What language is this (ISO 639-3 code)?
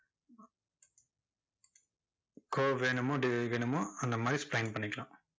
tam